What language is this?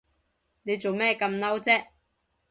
Cantonese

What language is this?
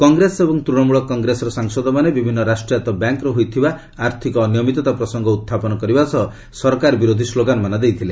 Odia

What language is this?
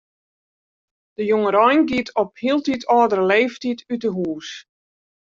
Western Frisian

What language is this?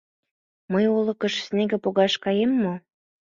Mari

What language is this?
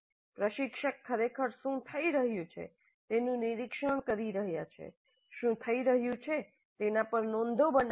Gujarati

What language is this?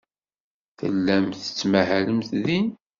Kabyle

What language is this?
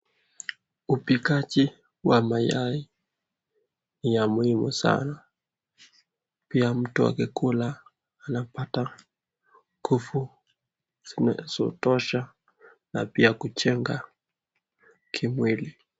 Swahili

